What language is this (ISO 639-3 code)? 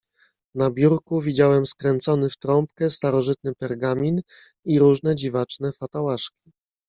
pol